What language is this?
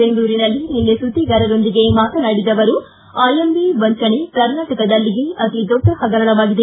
Kannada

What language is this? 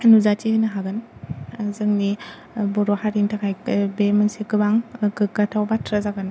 Bodo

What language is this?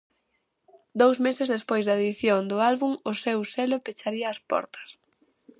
Galician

